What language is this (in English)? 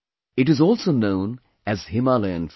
English